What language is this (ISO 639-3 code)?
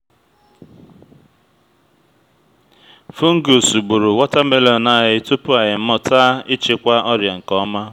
ibo